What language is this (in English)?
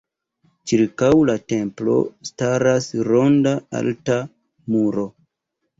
Esperanto